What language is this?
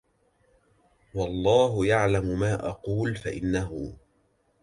Arabic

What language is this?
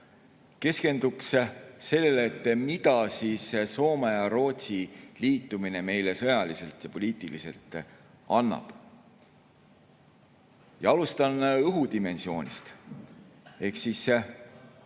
Estonian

